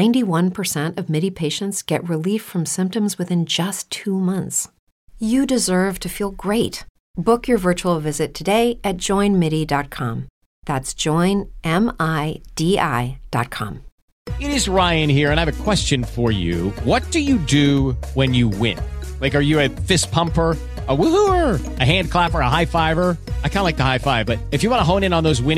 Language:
Spanish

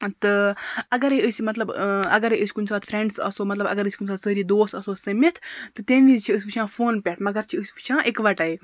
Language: Kashmiri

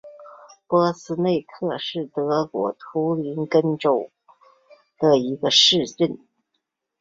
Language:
Chinese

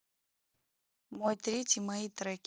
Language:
Russian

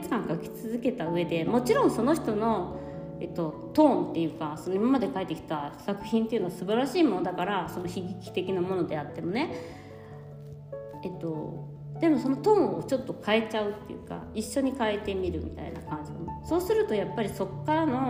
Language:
Japanese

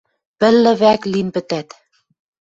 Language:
Western Mari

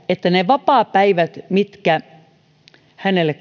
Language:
Finnish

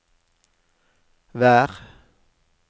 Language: Norwegian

